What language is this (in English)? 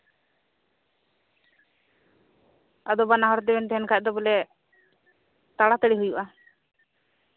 Santali